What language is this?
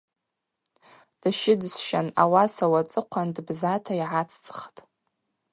Abaza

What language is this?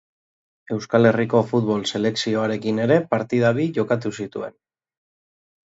Basque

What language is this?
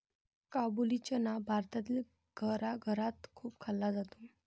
Marathi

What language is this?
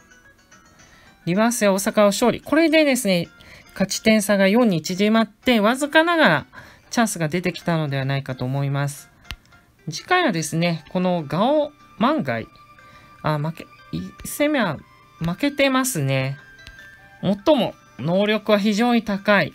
Japanese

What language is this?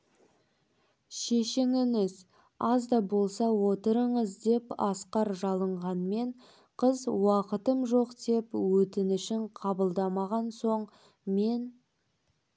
Kazakh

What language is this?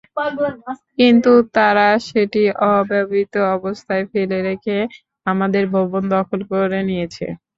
Bangla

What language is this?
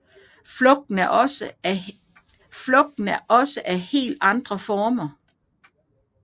Danish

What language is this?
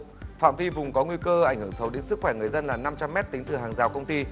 Vietnamese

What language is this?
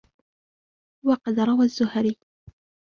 Arabic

